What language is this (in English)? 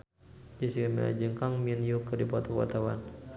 Sundanese